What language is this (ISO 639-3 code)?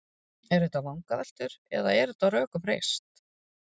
isl